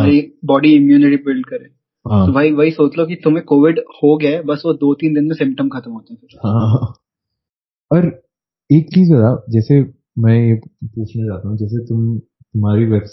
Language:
Hindi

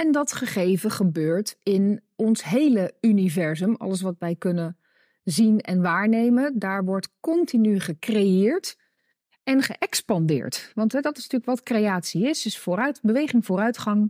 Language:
Dutch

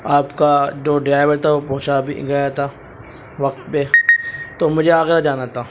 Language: Urdu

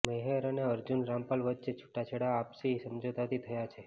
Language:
Gujarati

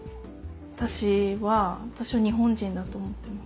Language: Japanese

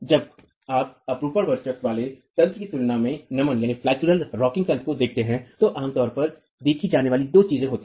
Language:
Hindi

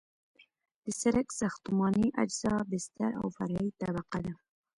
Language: Pashto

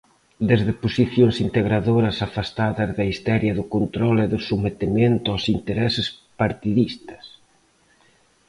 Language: Galician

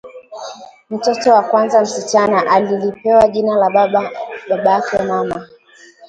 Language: Swahili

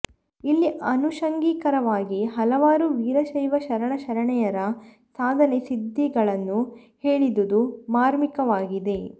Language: Kannada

